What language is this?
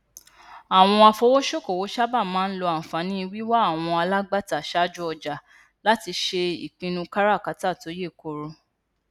Yoruba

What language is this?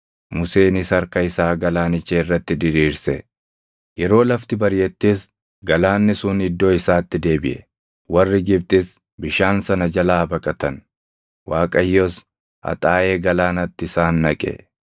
Oromo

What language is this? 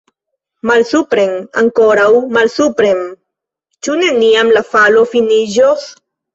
Esperanto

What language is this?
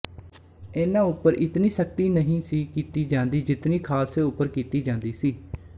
Punjabi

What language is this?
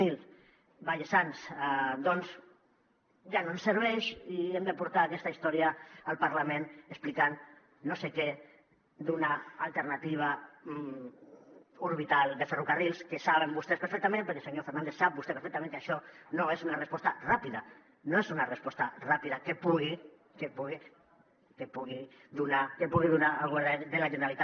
Catalan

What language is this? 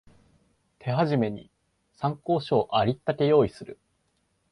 Japanese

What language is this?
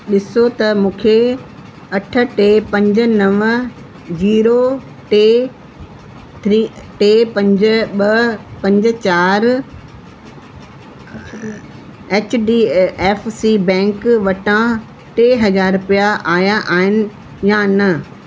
Sindhi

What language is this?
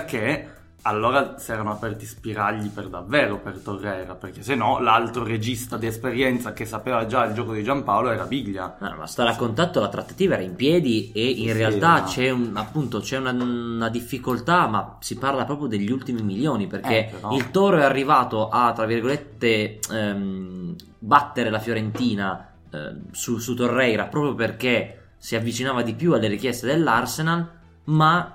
Italian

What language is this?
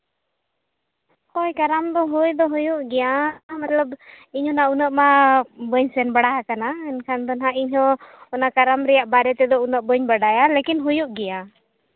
Santali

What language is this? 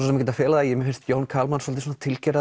Icelandic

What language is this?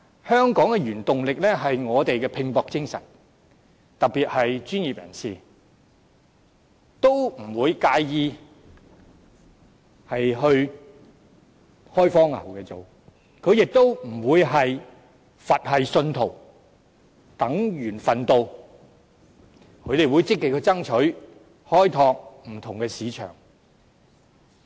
Cantonese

